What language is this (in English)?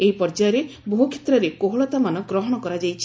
Odia